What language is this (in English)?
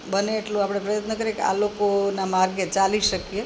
Gujarati